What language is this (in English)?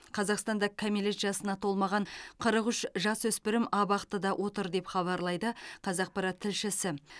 Kazakh